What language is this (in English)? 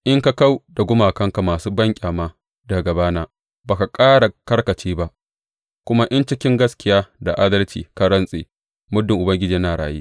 Hausa